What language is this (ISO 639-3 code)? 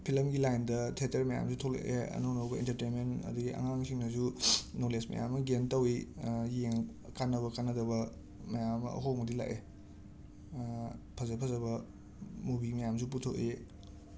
mni